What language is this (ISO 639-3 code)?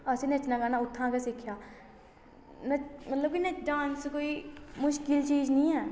doi